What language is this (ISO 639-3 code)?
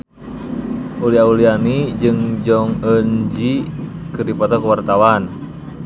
sun